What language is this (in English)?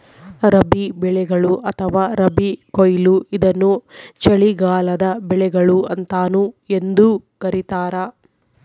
Kannada